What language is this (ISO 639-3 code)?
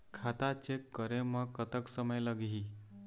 hne